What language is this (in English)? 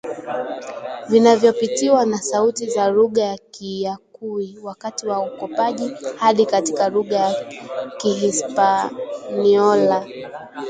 Swahili